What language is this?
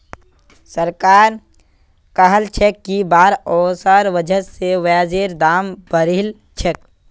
Magahi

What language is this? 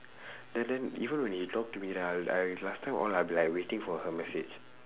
English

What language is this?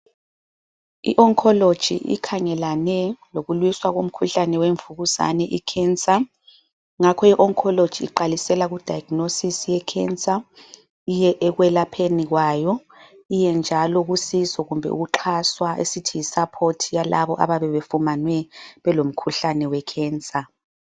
North Ndebele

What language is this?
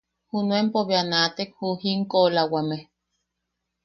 Yaqui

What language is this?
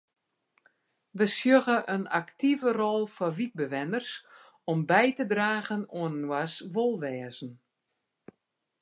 Western Frisian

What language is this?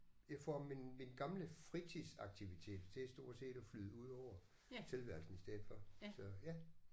Danish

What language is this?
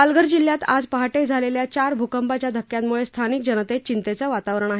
Marathi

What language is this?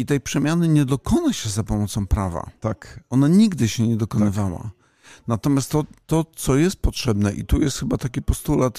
Polish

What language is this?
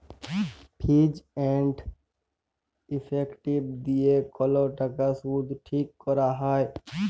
Bangla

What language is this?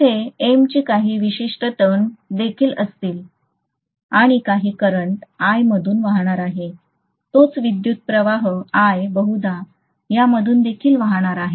Marathi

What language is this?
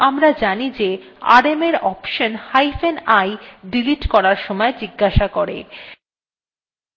Bangla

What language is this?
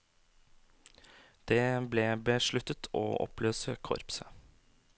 Norwegian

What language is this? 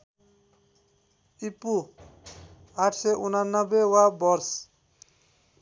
Nepali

